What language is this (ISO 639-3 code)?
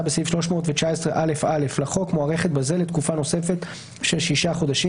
heb